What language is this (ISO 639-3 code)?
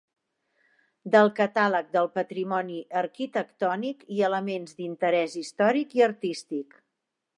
cat